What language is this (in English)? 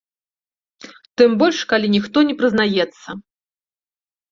Belarusian